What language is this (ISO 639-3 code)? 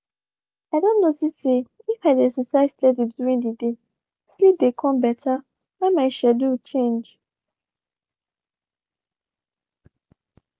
pcm